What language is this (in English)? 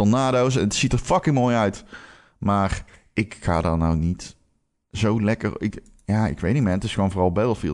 Dutch